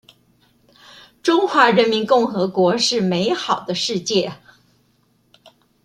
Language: Chinese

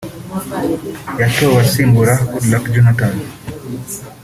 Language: Kinyarwanda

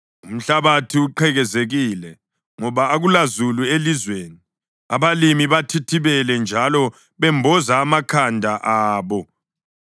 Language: North Ndebele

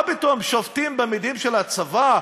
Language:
Hebrew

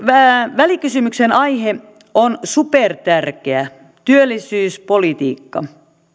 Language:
Finnish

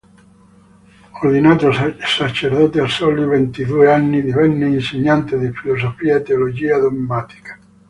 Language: Italian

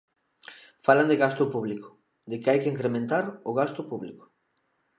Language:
Galician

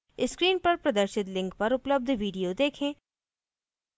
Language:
Hindi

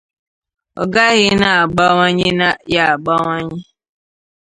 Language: Igbo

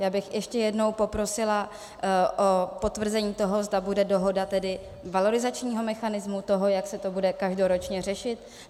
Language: Czech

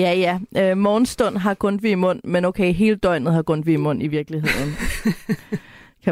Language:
Danish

